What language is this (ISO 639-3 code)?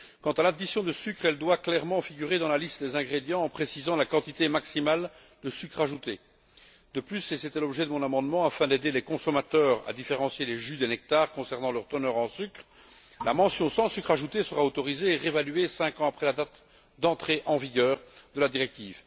fra